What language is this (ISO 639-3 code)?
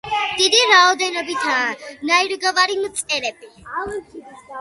kat